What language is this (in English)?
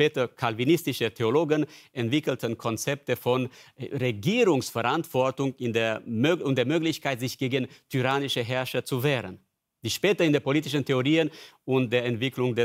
German